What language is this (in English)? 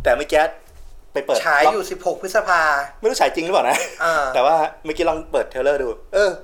Thai